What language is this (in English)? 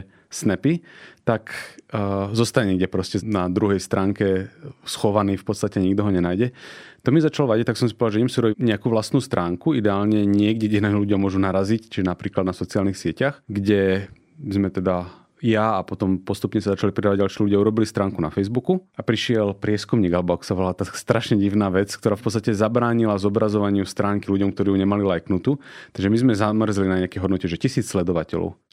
Slovak